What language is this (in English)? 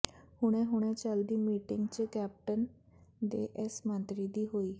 Punjabi